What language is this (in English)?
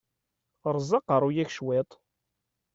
Kabyle